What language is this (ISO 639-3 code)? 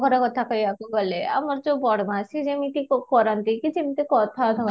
ori